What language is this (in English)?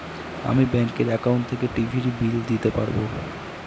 Bangla